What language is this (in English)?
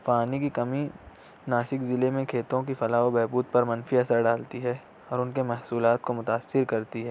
Urdu